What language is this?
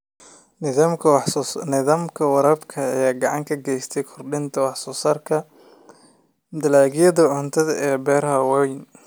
Somali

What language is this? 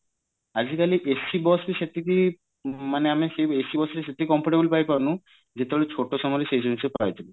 Odia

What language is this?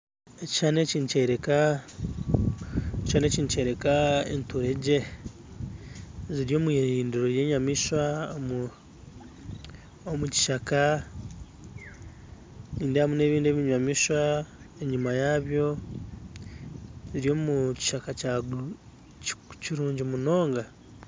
Nyankole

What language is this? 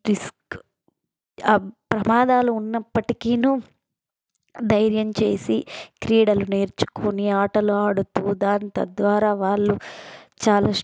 Telugu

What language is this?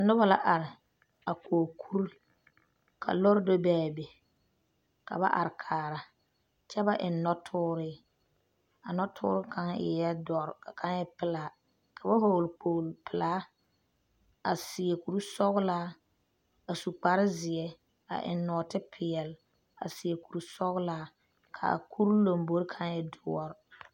Southern Dagaare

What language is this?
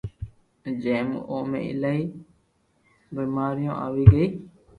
Loarki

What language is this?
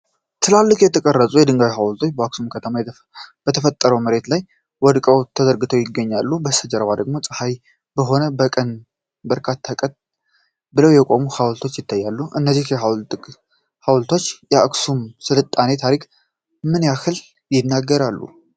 Amharic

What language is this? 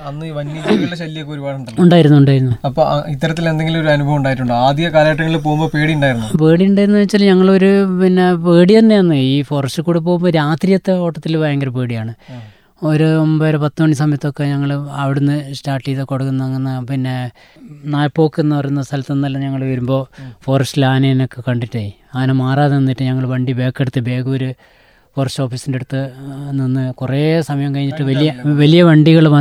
Malayalam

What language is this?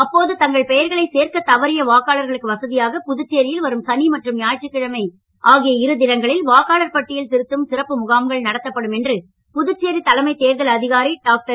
Tamil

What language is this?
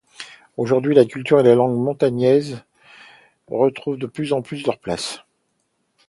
French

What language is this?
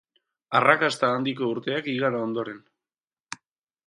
Basque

